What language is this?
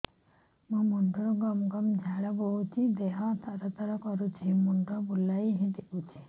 Odia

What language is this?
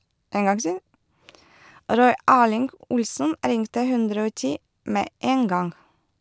Norwegian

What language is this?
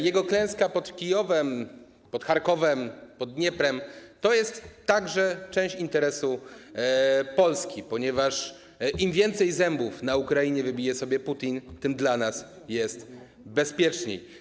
Polish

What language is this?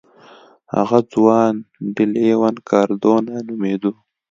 Pashto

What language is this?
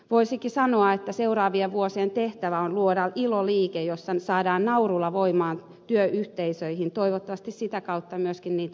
Finnish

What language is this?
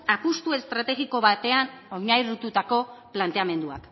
Basque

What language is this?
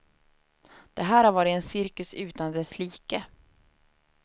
Swedish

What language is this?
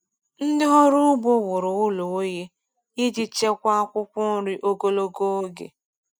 Igbo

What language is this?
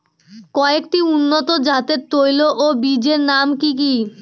Bangla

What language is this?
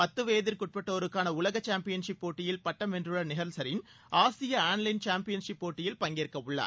Tamil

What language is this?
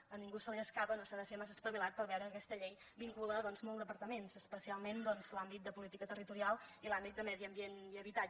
Catalan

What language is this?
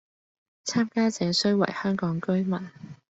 Cantonese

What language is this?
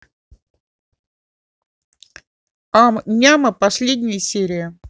Russian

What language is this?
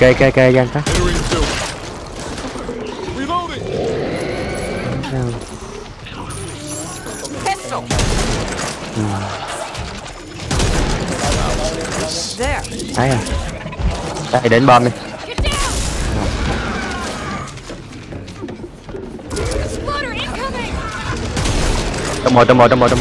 Vietnamese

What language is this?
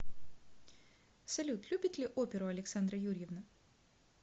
Russian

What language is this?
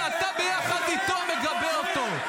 Hebrew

